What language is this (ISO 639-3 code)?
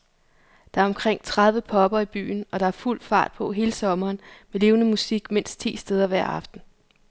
dan